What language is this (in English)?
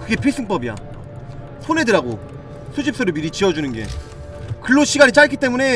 Korean